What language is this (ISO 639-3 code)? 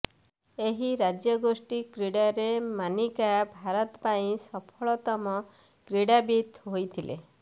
ori